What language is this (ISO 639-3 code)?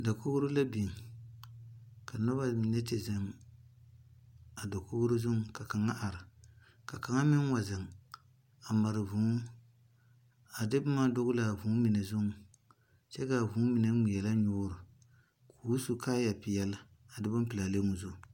dga